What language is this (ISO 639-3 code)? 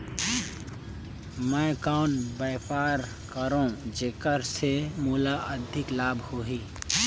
hne